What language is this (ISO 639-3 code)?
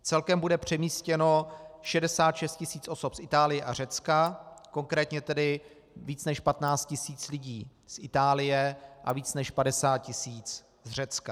ces